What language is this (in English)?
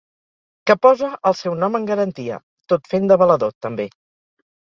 Catalan